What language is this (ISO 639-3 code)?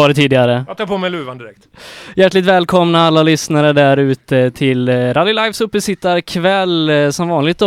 swe